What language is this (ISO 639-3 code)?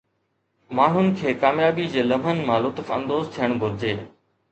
snd